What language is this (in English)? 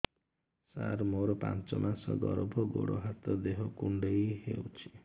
Odia